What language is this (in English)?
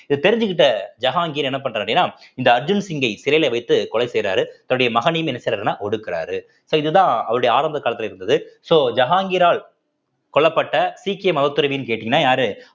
Tamil